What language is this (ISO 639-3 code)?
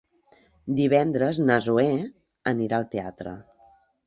cat